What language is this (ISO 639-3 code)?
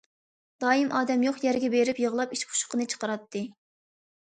uig